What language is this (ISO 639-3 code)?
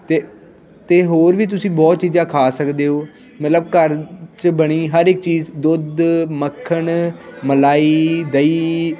pan